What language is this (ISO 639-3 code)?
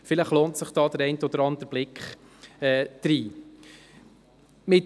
gsw